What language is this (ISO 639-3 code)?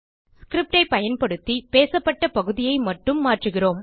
tam